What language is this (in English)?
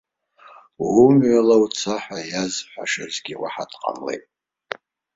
Abkhazian